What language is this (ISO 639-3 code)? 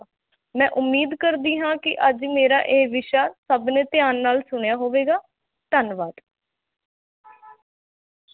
pan